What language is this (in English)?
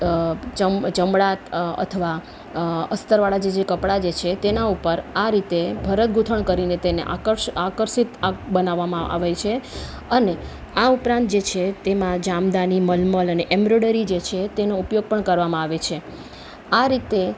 Gujarati